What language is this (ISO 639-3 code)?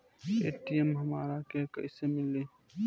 bho